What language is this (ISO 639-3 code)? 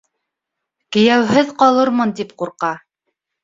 bak